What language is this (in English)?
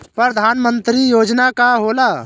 Bhojpuri